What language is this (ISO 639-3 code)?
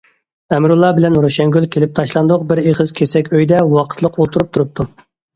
uig